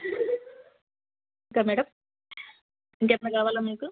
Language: Telugu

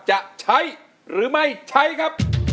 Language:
Thai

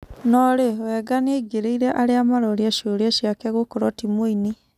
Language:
Kikuyu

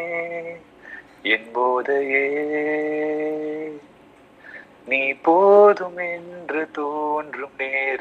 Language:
Tamil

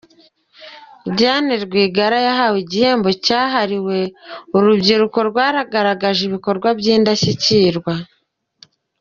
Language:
Kinyarwanda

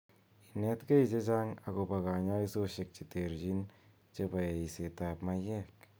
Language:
Kalenjin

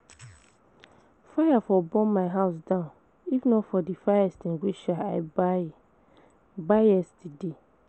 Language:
Nigerian Pidgin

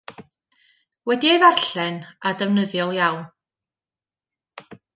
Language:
Welsh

